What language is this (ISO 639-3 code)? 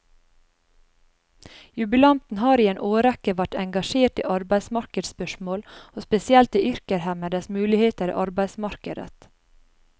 nor